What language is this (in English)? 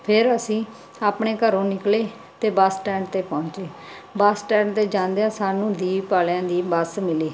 Punjabi